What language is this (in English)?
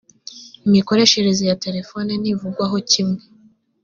Kinyarwanda